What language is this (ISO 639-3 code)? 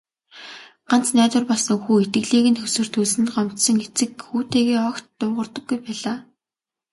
mon